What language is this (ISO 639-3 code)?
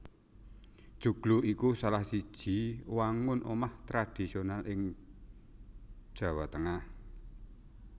jav